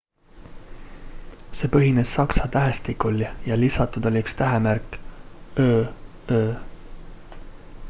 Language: Estonian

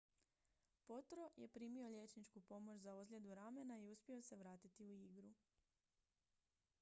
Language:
Croatian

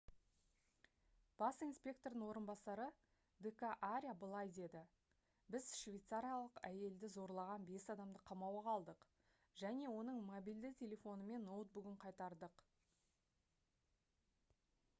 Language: Kazakh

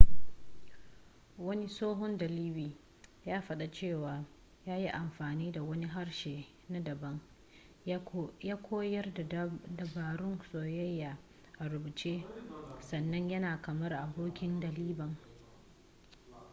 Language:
Hausa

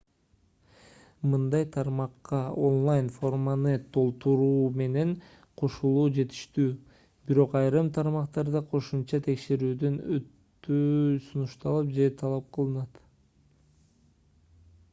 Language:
Kyrgyz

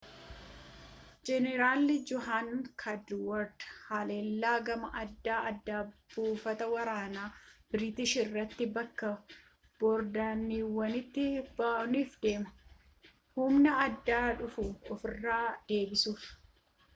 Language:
Oromo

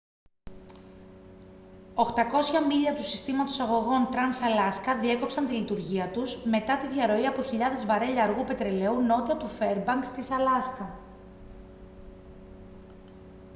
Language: Greek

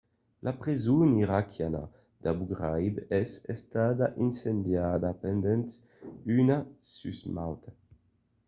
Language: Occitan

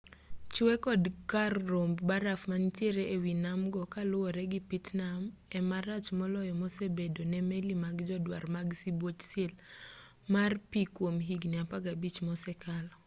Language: Luo (Kenya and Tanzania)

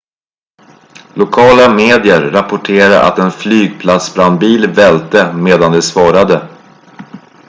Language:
Swedish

